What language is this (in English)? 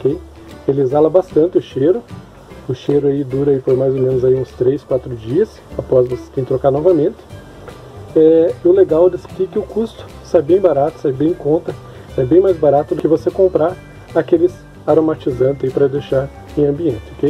Portuguese